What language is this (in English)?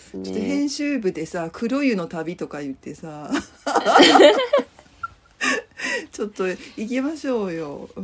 Japanese